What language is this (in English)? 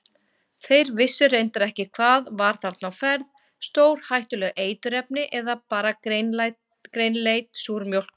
Icelandic